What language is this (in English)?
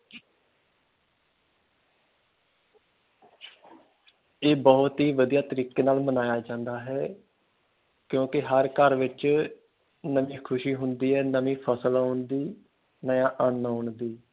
Punjabi